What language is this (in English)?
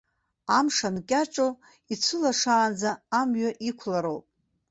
Abkhazian